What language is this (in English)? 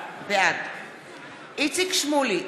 Hebrew